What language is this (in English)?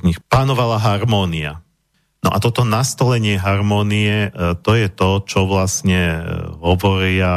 Slovak